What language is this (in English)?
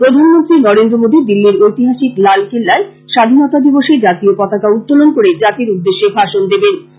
Bangla